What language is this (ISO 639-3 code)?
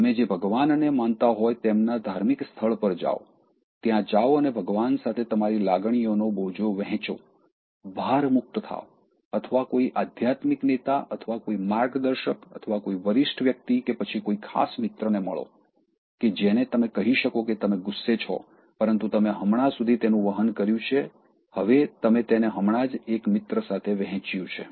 guj